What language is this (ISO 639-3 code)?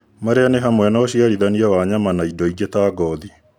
kik